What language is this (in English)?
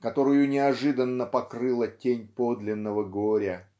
Russian